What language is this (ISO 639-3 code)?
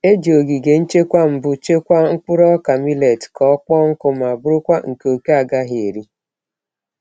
ibo